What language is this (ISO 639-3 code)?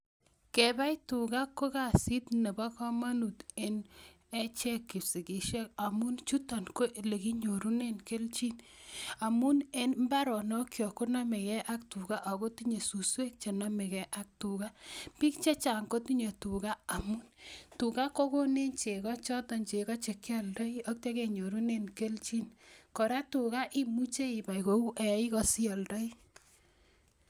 kln